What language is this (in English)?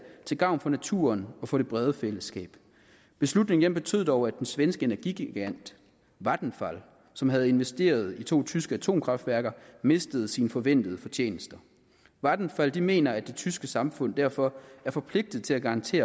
Danish